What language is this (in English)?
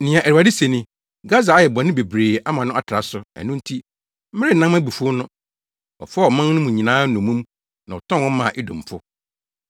Akan